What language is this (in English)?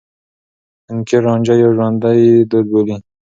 Pashto